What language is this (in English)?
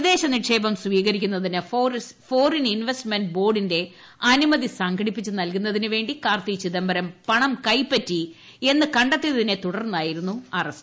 Malayalam